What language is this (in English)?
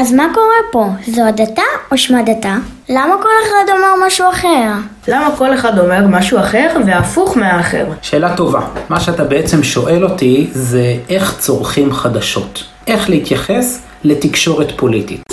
Hebrew